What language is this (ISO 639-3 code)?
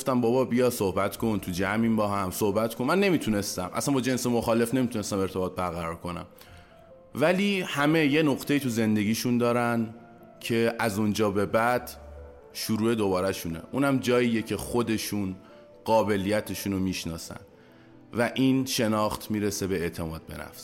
fas